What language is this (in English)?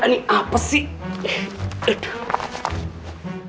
Indonesian